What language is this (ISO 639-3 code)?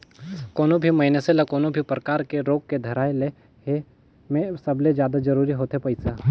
hne